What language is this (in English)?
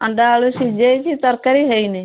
Odia